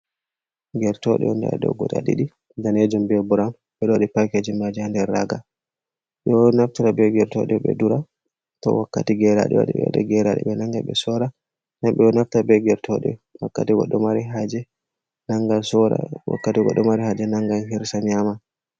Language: Fula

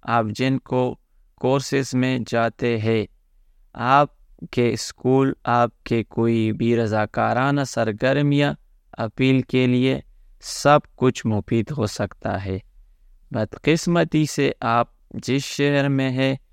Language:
Urdu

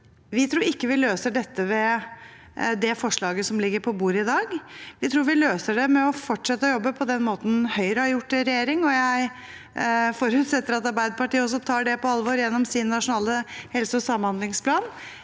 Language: Norwegian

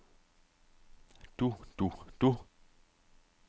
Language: Danish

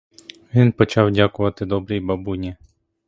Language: Ukrainian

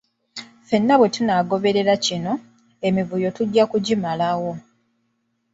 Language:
Ganda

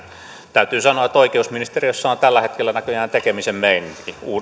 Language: Finnish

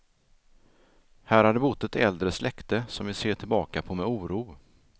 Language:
Swedish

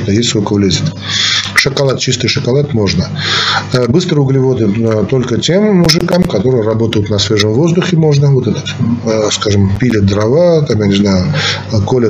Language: Russian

